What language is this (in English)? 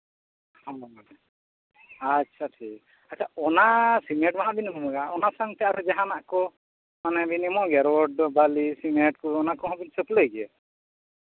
Santali